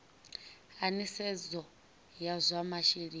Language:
Venda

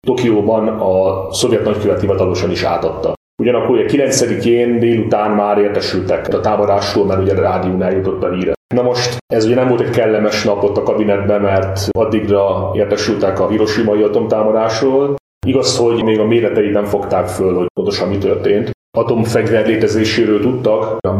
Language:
Hungarian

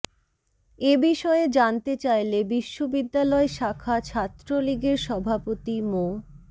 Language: Bangla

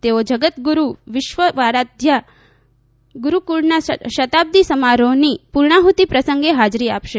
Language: Gujarati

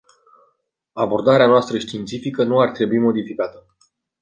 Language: Romanian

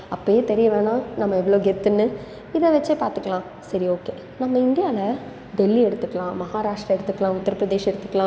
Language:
Tamil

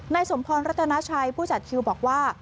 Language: Thai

